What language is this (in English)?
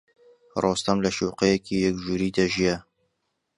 Central Kurdish